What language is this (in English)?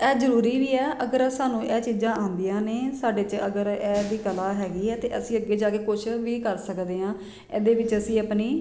Punjabi